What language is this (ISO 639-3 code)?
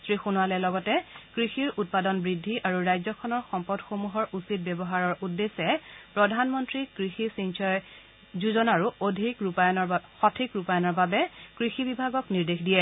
asm